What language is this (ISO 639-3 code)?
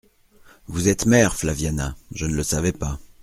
fra